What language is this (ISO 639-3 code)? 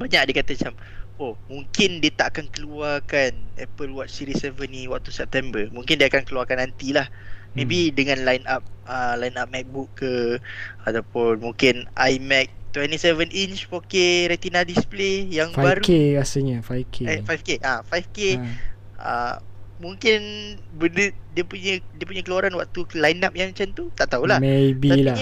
msa